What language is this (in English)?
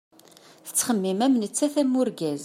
Kabyle